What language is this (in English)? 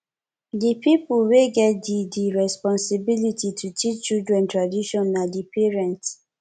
Nigerian Pidgin